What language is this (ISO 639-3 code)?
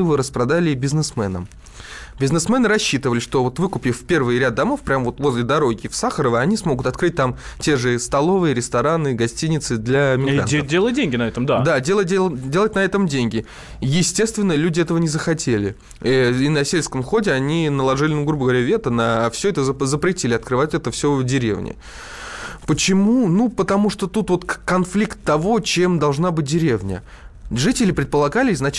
rus